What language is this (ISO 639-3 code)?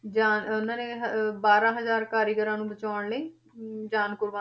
pan